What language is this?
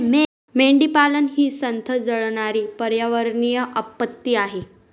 Marathi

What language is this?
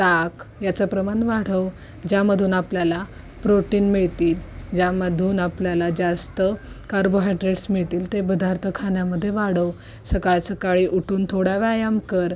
Marathi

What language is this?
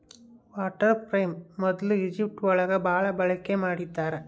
Kannada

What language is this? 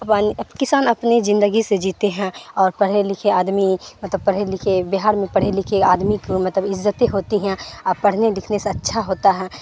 Urdu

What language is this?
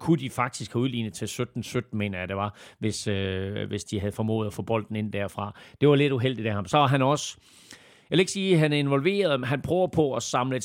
Danish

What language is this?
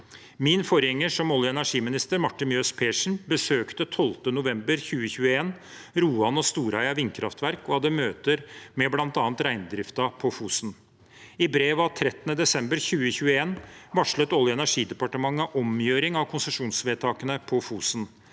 Norwegian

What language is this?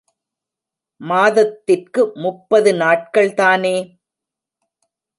Tamil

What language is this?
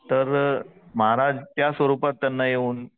Marathi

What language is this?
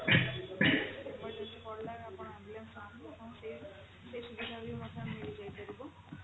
Odia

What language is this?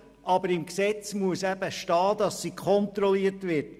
Swiss German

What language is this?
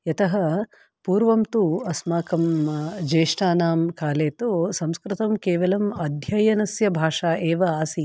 Sanskrit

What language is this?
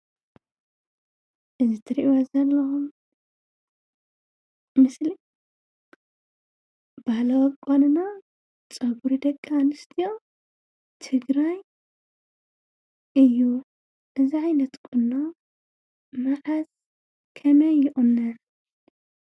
Tigrinya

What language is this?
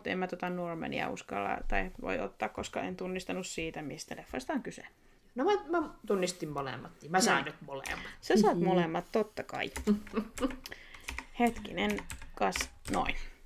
Finnish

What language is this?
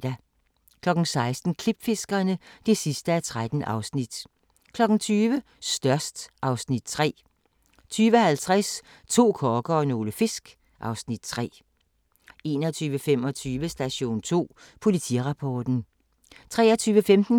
Danish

